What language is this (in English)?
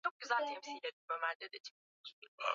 Swahili